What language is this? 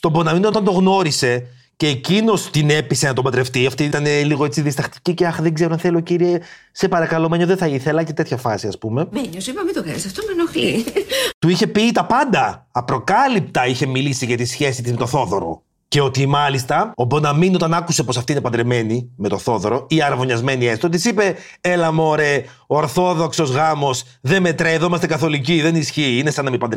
Greek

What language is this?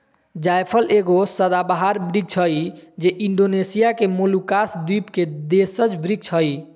Magahi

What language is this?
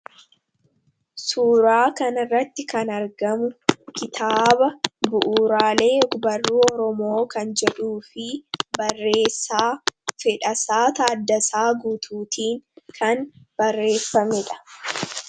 Oromo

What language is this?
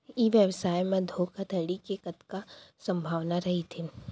Chhattisgarhi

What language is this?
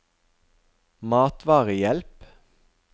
Norwegian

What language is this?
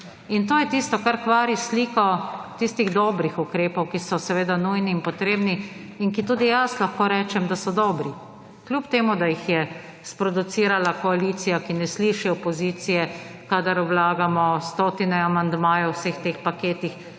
Slovenian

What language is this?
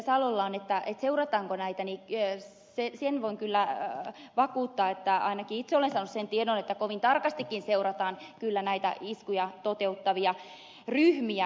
Finnish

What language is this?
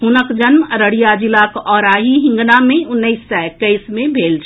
Maithili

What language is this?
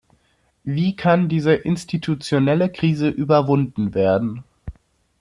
German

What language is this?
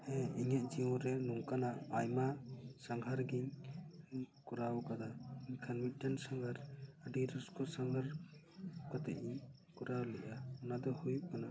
Santali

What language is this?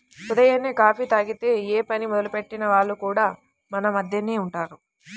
Telugu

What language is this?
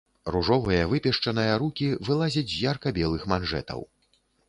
Belarusian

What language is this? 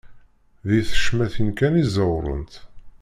Kabyle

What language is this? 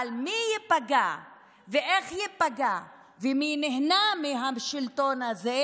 Hebrew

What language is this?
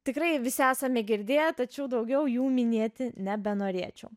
Lithuanian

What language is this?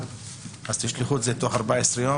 Hebrew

